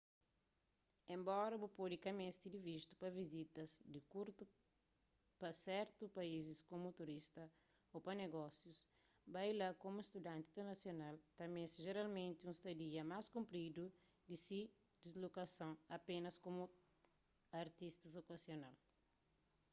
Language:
Kabuverdianu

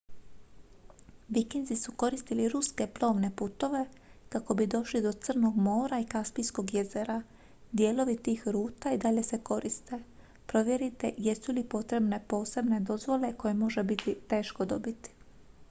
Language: Croatian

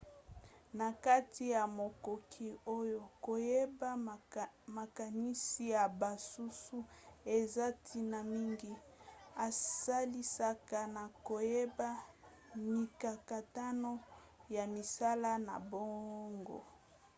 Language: Lingala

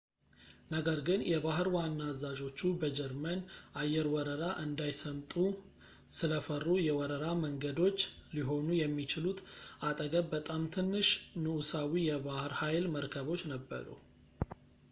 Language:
Amharic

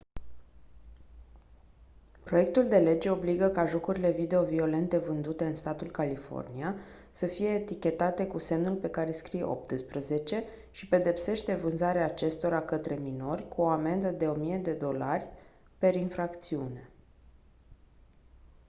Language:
Romanian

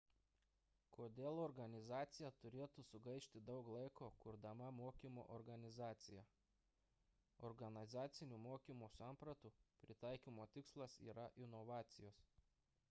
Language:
Lithuanian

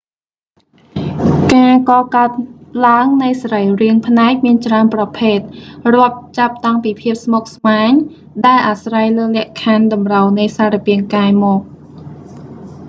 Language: Khmer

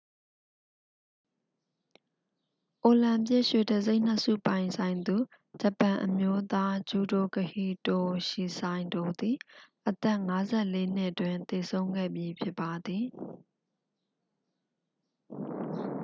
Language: Burmese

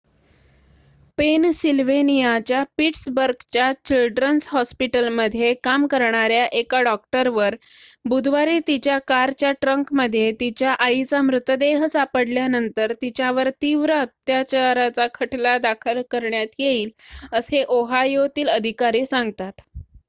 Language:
Marathi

